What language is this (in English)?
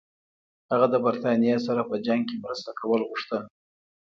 Pashto